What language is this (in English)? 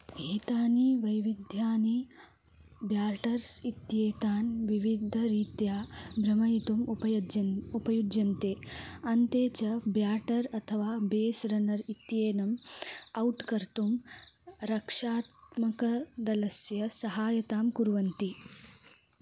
Sanskrit